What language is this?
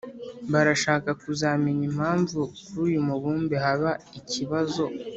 Kinyarwanda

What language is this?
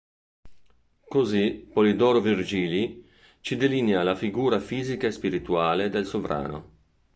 Italian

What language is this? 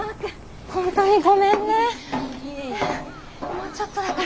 Japanese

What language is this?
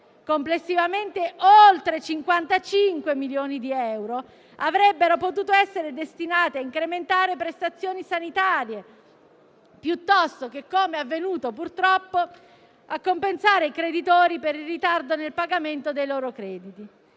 Italian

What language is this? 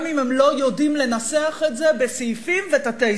Hebrew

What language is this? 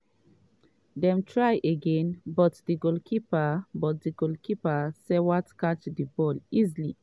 Nigerian Pidgin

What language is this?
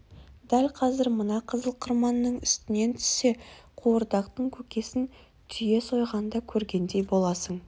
Kazakh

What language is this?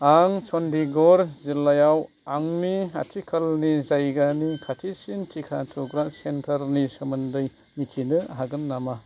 Bodo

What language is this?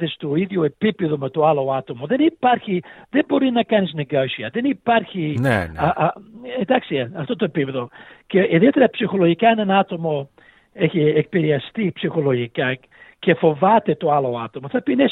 Greek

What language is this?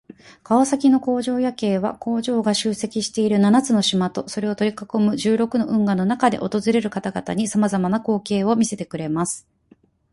Japanese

